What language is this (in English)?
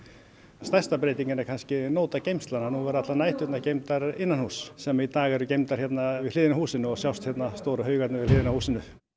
Icelandic